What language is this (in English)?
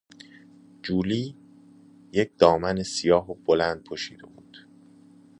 Persian